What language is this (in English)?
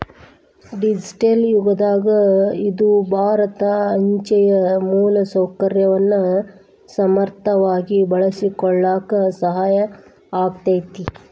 Kannada